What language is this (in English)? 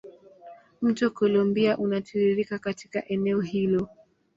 Swahili